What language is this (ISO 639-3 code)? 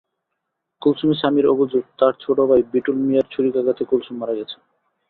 ben